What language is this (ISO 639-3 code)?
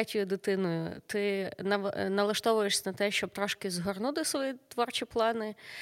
ukr